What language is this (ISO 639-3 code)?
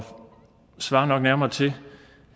dan